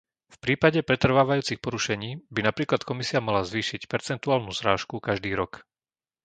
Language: Slovak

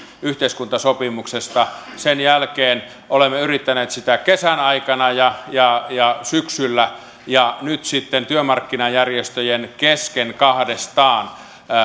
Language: Finnish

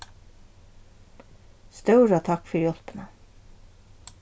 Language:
Faroese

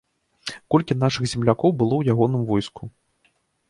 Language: Belarusian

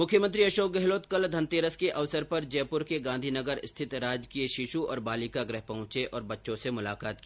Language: Hindi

